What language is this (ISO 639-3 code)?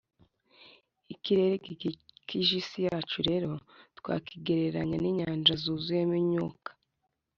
kin